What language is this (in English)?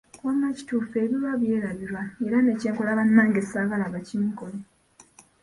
Ganda